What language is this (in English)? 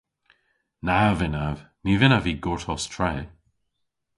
Cornish